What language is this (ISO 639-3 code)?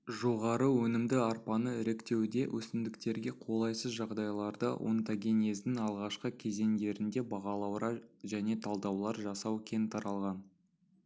kaz